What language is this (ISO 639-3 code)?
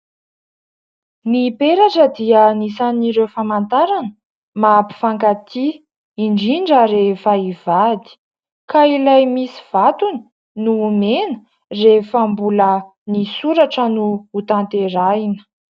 mlg